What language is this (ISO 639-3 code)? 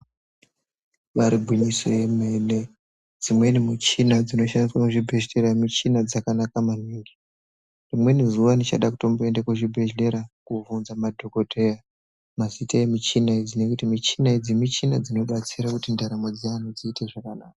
ndc